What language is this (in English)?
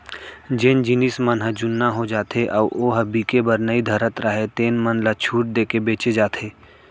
Chhattisgarhi